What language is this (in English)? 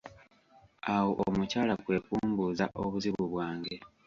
Ganda